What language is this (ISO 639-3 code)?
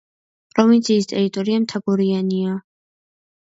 kat